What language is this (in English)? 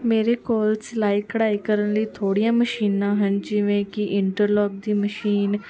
Punjabi